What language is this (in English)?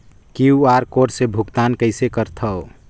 Chhattisgarhi